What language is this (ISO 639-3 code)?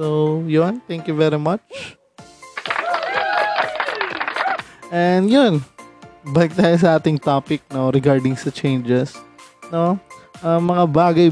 fil